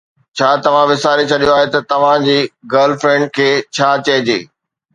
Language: Sindhi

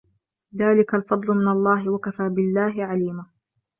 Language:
Arabic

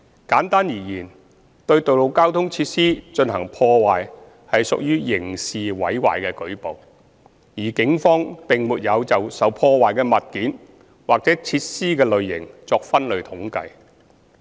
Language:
Cantonese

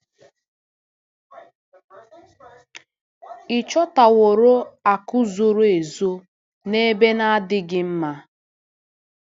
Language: Igbo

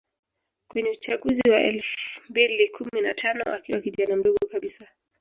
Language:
Swahili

